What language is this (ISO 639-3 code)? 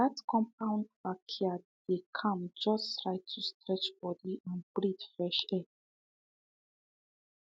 pcm